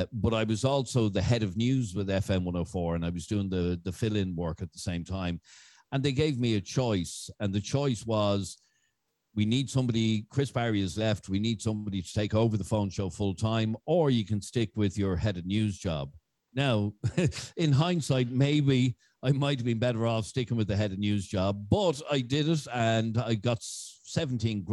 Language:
English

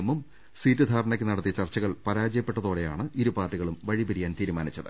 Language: Malayalam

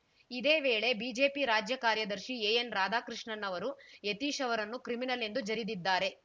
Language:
Kannada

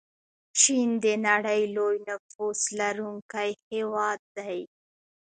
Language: Pashto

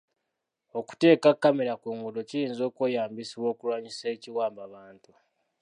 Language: Ganda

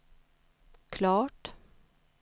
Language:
Swedish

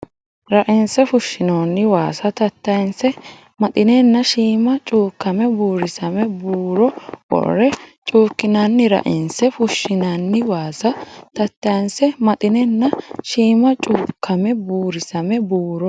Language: Sidamo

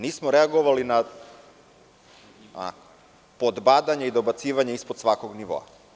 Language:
Serbian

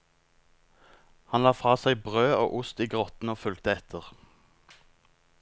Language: Norwegian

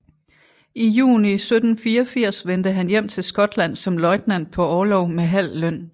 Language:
Danish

